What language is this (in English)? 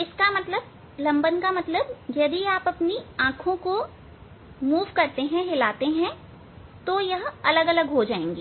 Hindi